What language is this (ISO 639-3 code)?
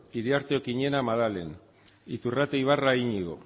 eus